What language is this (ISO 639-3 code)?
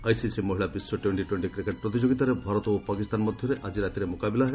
ori